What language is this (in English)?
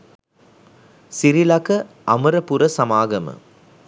Sinhala